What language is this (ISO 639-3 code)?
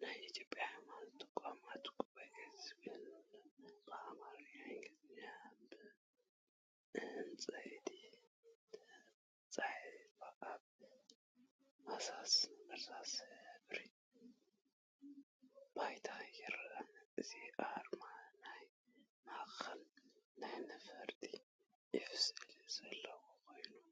tir